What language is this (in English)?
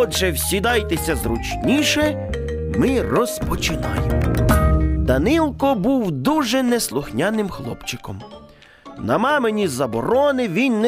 Ukrainian